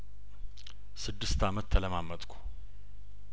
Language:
Amharic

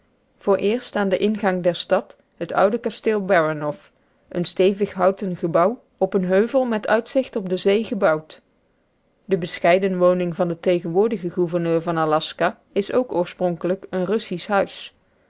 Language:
Dutch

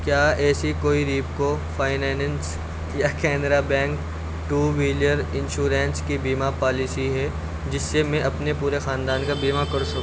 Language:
Urdu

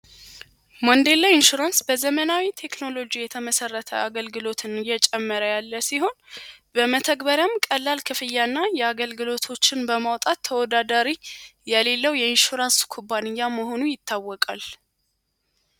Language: Amharic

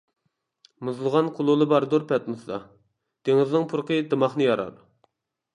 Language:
Uyghur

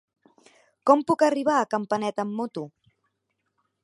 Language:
Catalan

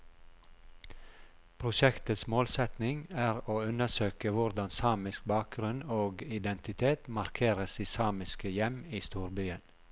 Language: Norwegian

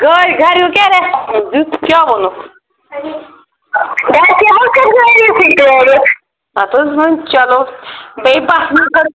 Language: Kashmiri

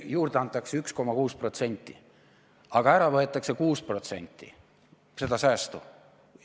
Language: Estonian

